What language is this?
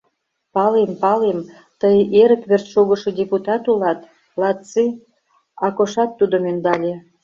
Mari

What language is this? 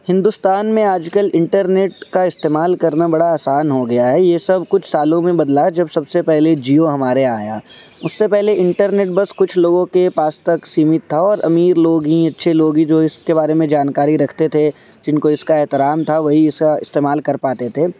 Urdu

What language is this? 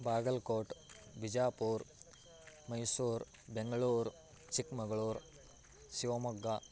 Sanskrit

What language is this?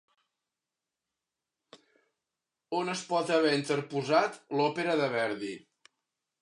Catalan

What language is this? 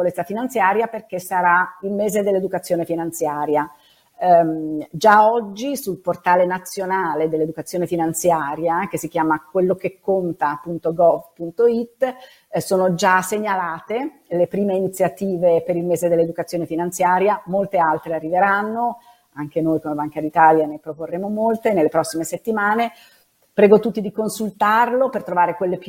Italian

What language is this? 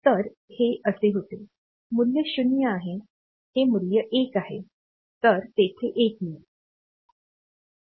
Marathi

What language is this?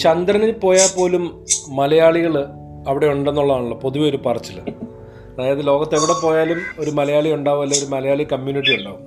Malayalam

